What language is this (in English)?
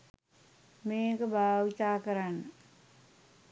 Sinhala